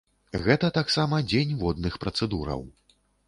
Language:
Belarusian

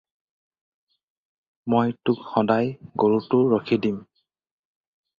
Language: Assamese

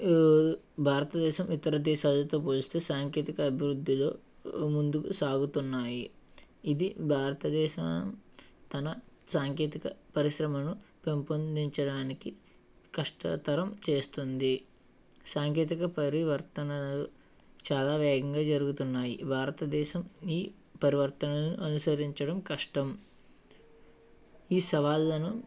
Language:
Telugu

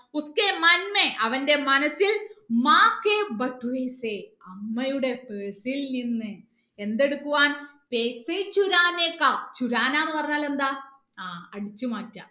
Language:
Malayalam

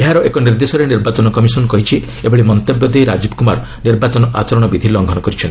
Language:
Odia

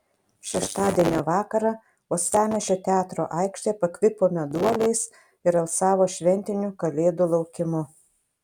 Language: Lithuanian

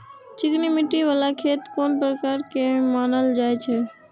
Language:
Maithili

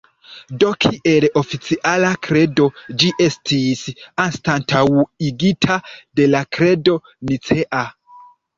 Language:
Esperanto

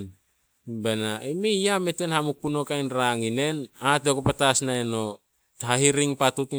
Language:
Solos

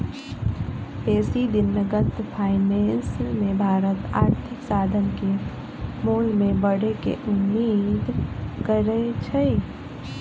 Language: Magahi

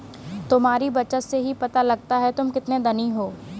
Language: Hindi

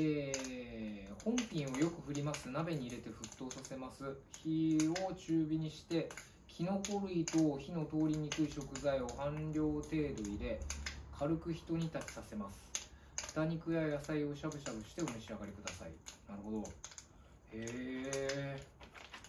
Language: Japanese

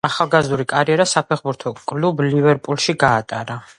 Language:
Georgian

